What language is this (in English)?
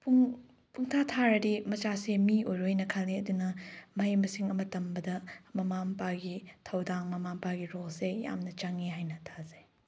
Manipuri